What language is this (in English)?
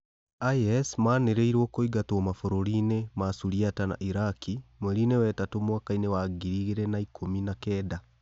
Kikuyu